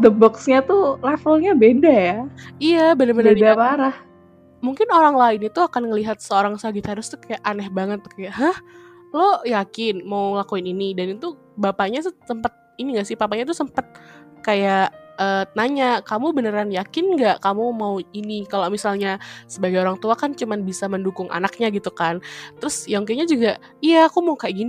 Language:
Indonesian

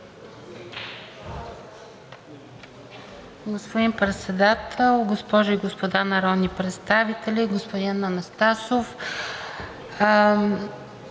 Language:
Bulgarian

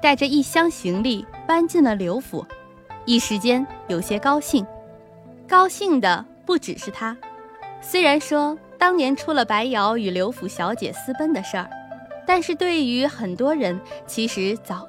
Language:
Chinese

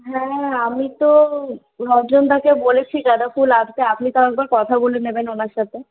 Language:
Bangla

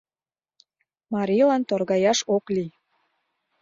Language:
Mari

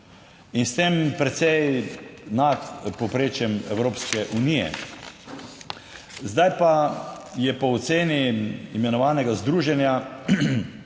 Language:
Slovenian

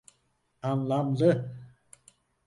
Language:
Turkish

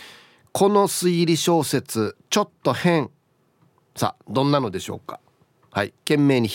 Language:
Japanese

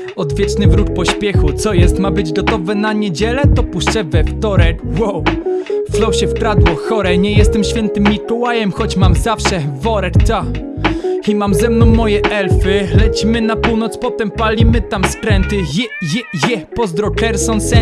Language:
Polish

